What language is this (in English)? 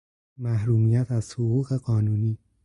Persian